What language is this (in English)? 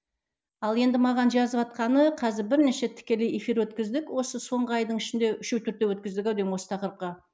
Kazakh